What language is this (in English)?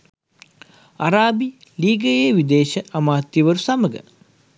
Sinhala